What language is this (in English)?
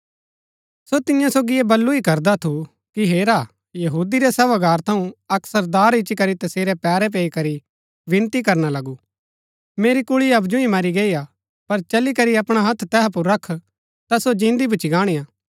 Gaddi